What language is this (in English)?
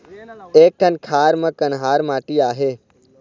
Chhattisgarhi